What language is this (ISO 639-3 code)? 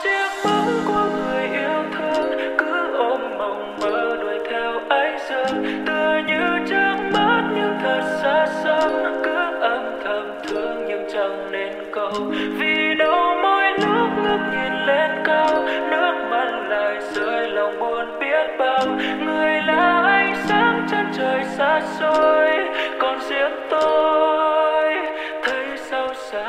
vie